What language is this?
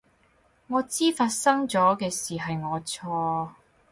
Cantonese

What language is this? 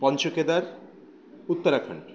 Bangla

